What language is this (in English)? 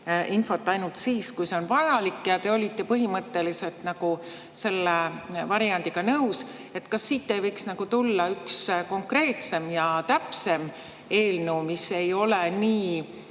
Estonian